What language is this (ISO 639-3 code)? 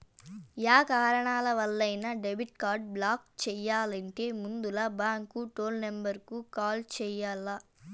tel